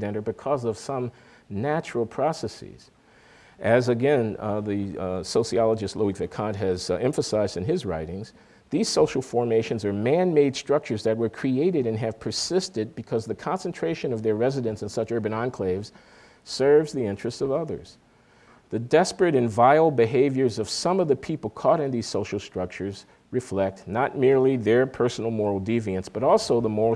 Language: English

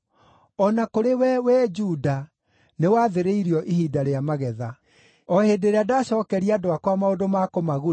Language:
Kikuyu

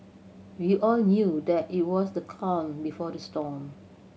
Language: English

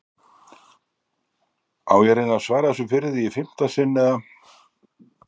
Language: Icelandic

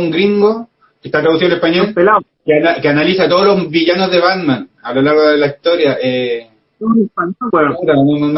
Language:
Spanish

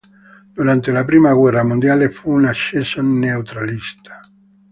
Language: Italian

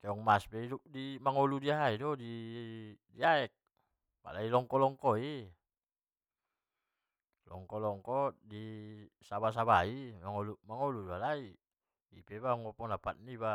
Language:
Batak Mandailing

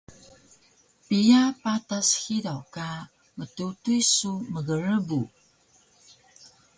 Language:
Taroko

